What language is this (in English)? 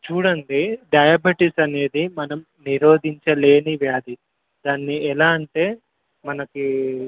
Telugu